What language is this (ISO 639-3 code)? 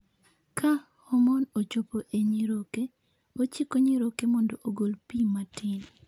luo